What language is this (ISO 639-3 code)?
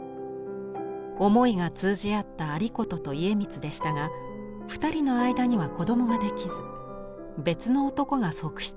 jpn